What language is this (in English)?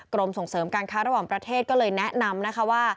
Thai